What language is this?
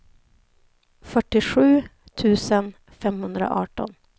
Swedish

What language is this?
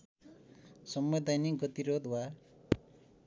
Nepali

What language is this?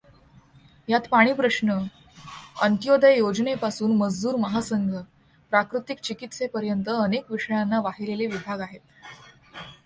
Marathi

